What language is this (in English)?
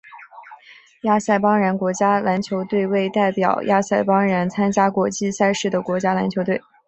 Chinese